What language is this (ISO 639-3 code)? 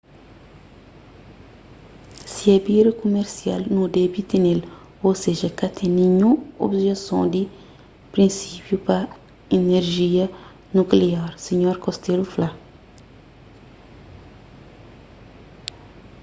kea